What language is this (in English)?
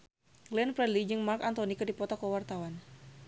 Sundanese